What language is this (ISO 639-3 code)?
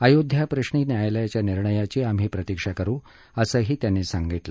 mar